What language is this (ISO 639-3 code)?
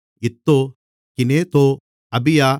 tam